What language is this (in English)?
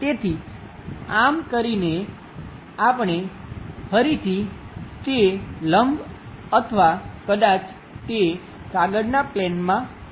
Gujarati